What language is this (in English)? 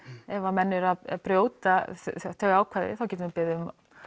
Icelandic